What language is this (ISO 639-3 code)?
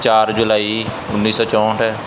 pan